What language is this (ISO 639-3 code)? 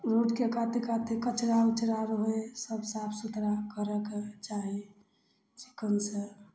mai